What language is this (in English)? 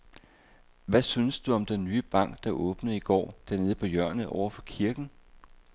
Danish